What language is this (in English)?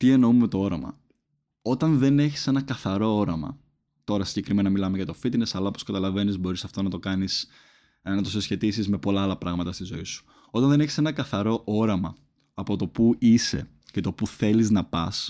Greek